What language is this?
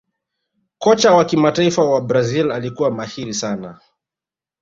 Swahili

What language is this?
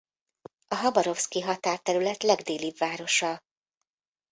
Hungarian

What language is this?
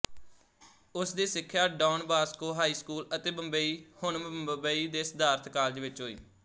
Punjabi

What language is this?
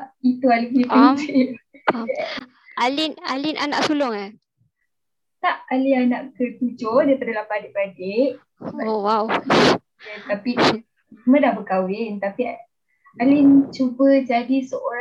Malay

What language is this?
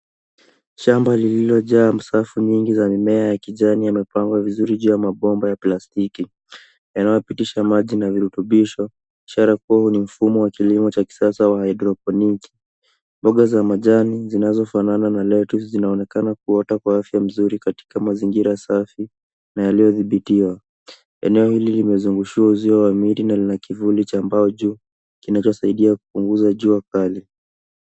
Swahili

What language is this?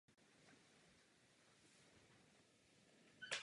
Czech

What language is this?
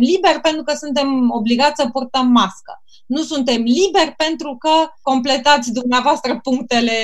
Romanian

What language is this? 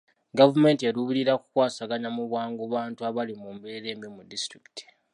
Ganda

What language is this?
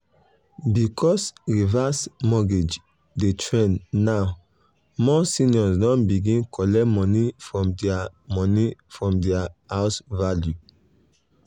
Nigerian Pidgin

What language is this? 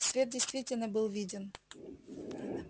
Russian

